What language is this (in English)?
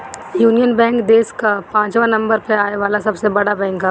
Bhojpuri